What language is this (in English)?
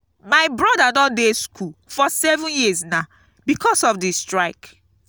Nigerian Pidgin